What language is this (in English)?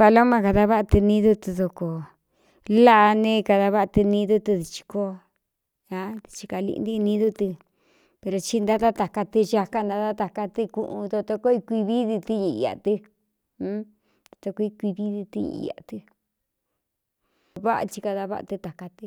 Cuyamecalco Mixtec